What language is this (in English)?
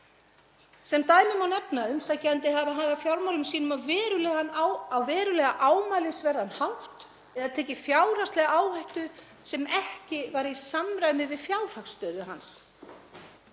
Icelandic